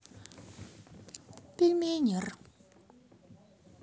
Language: Russian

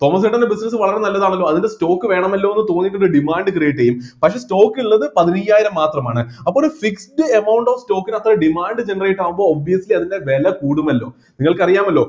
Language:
Malayalam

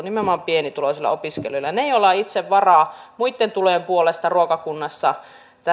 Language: Finnish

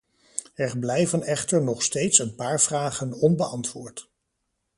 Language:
Dutch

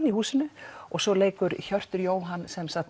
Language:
Icelandic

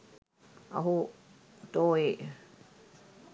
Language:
Sinhala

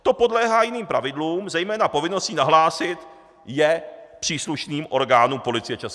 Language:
Czech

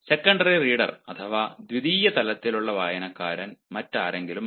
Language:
Malayalam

